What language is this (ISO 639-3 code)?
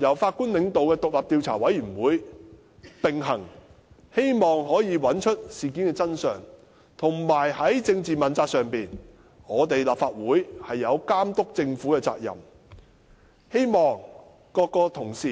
yue